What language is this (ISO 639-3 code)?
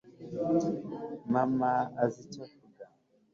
kin